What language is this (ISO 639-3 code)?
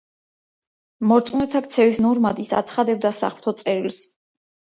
kat